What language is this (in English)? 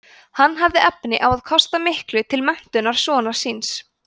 Icelandic